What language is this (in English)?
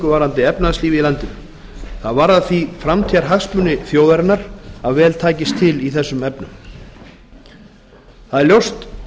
Icelandic